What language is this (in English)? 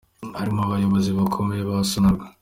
Kinyarwanda